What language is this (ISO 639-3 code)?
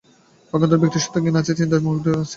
ben